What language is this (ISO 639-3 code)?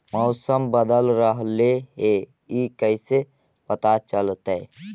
mag